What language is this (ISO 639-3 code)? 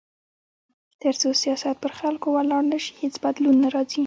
pus